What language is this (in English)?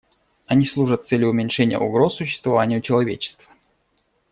Russian